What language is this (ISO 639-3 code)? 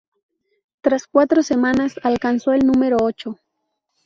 spa